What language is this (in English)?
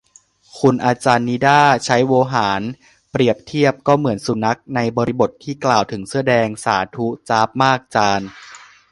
Thai